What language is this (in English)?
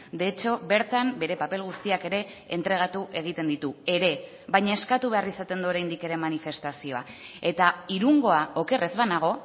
Basque